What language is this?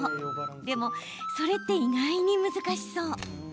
Japanese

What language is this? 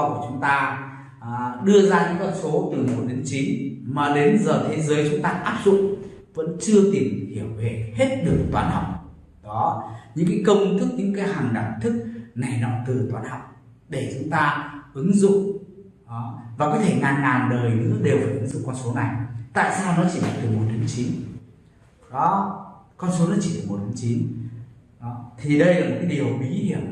Vietnamese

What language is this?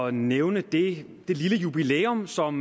Danish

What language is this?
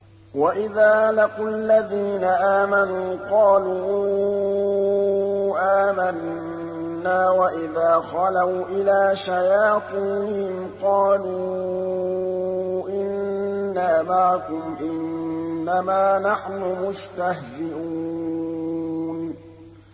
Arabic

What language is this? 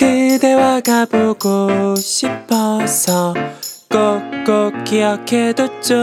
Korean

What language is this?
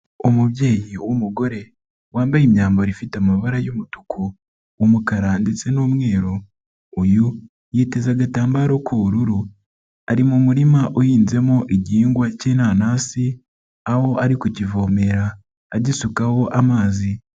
Kinyarwanda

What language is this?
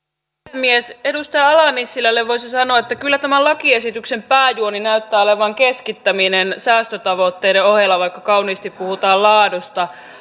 Finnish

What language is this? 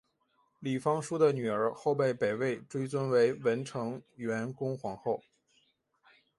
Chinese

